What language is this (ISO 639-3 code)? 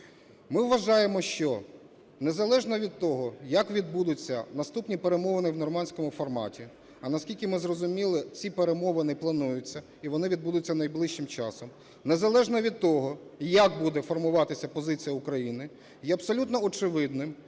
ukr